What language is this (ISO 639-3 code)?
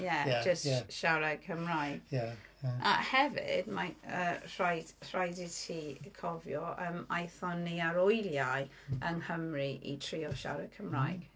cym